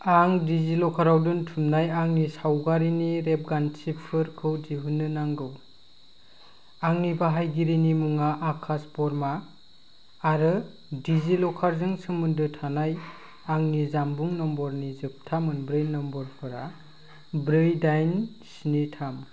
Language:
Bodo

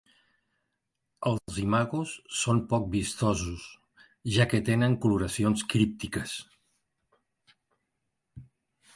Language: Catalan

